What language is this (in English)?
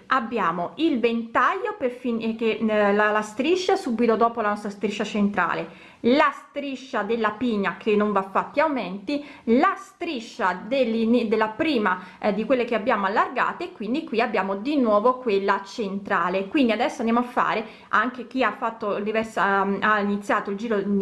Italian